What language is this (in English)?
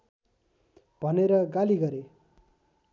Nepali